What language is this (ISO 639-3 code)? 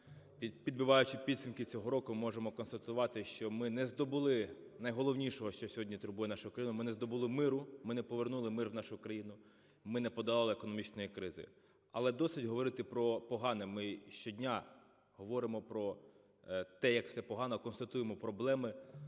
ukr